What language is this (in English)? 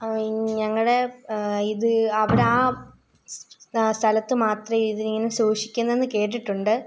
Malayalam